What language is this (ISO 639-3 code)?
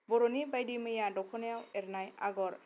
brx